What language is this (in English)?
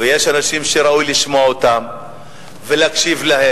Hebrew